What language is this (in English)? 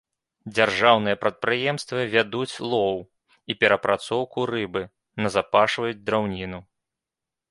Belarusian